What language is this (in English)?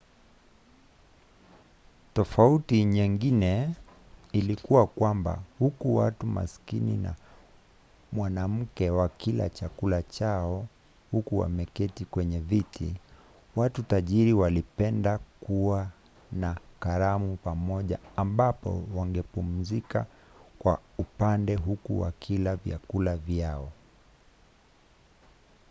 Swahili